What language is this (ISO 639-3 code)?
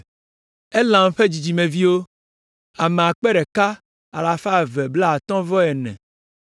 ewe